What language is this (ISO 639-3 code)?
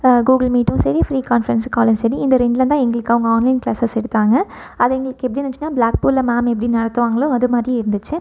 tam